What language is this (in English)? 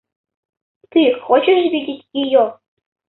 Russian